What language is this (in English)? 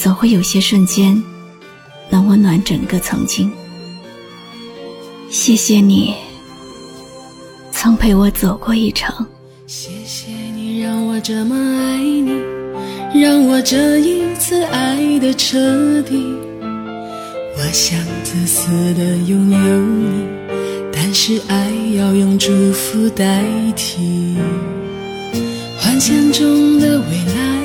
Chinese